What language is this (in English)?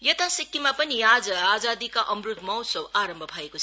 Nepali